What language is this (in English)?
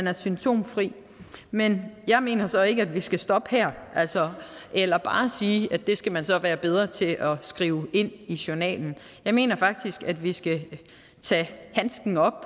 Danish